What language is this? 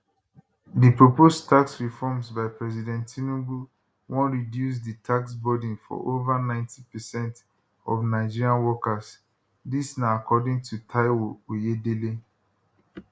Nigerian Pidgin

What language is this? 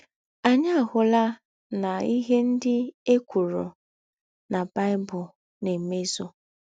Igbo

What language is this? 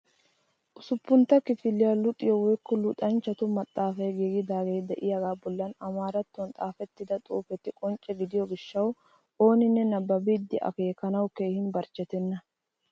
Wolaytta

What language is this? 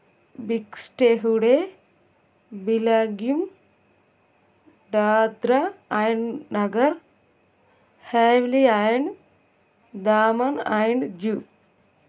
Telugu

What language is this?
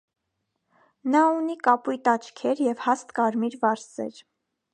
Armenian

